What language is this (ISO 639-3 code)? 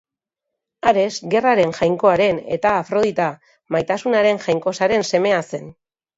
eus